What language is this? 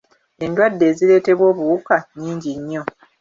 Ganda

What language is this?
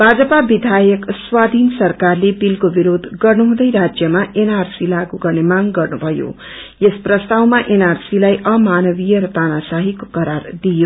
Nepali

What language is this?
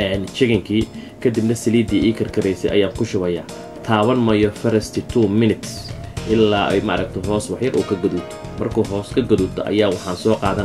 Arabic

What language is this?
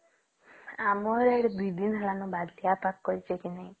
Odia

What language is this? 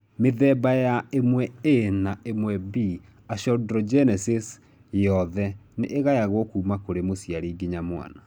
Kikuyu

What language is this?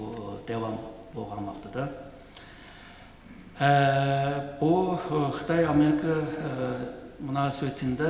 Turkish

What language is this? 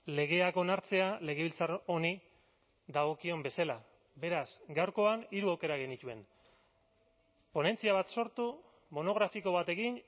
Basque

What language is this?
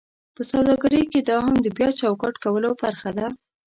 Pashto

